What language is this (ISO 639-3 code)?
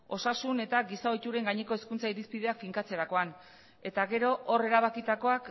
eus